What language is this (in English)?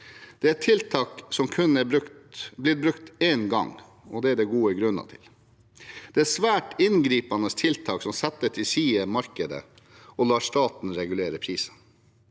Norwegian